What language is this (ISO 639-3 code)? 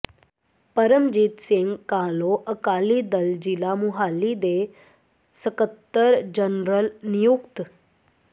pan